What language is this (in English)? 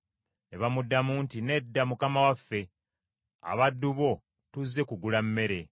Ganda